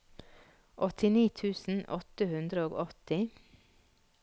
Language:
Norwegian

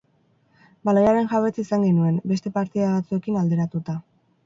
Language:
Basque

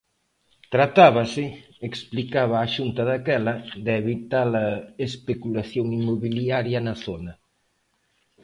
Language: Galician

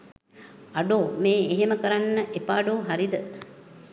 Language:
Sinhala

